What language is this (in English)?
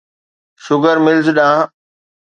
Sindhi